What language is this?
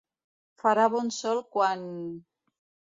Catalan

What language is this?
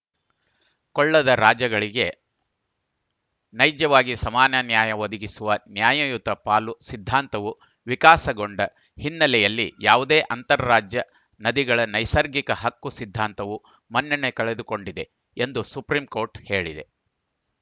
Kannada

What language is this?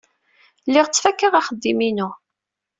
Kabyle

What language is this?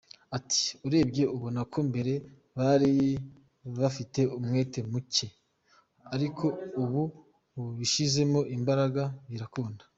Kinyarwanda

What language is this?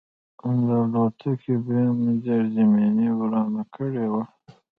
Pashto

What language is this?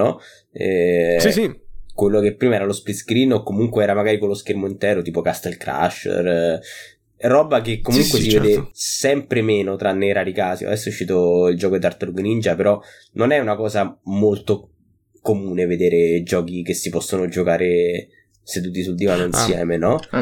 Italian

